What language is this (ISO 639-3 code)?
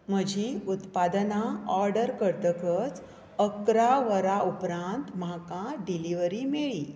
kok